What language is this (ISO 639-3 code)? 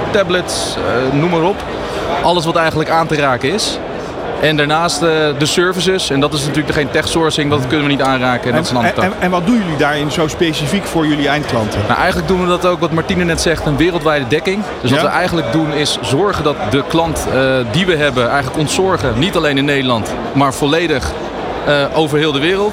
nld